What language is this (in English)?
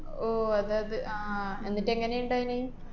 Malayalam